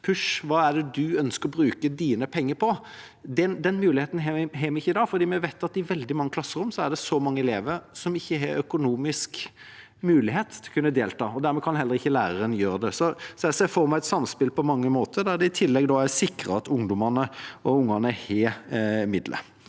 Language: Norwegian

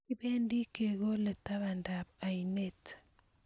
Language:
Kalenjin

